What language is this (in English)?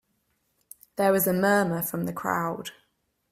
English